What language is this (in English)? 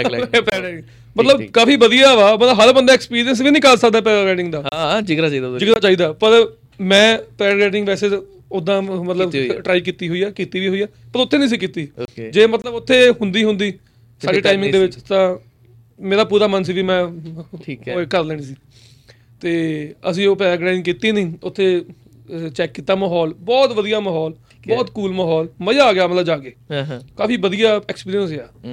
Punjabi